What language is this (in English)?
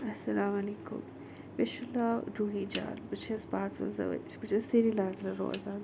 Kashmiri